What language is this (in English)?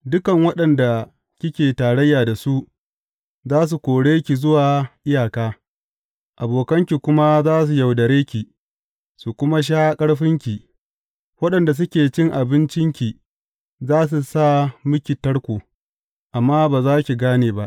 Hausa